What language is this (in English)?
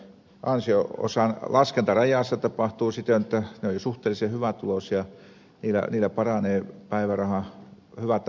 Finnish